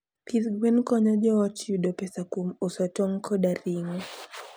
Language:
Luo (Kenya and Tanzania)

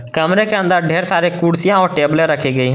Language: Hindi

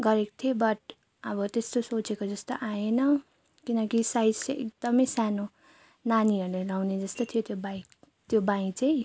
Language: Nepali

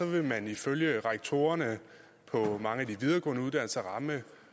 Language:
Danish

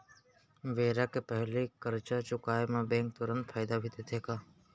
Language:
Chhattisgarhi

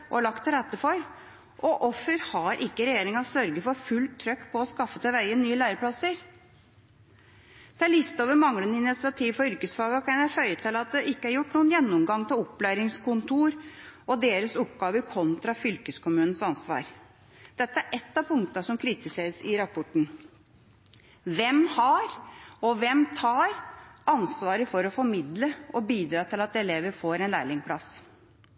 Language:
Norwegian Bokmål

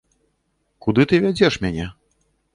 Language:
Belarusian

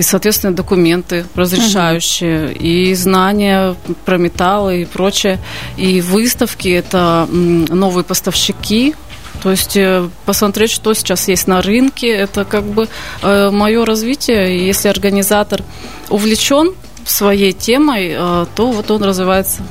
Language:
Russian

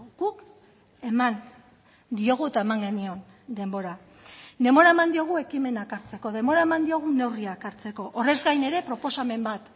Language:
Basque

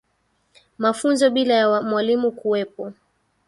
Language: Swahili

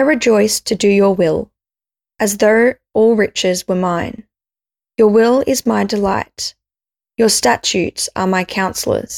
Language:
English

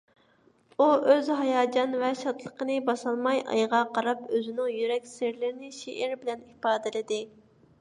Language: Uyghur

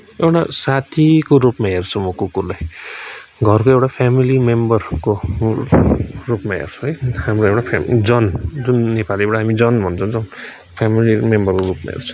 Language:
Nepali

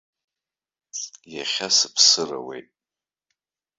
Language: Abkhazian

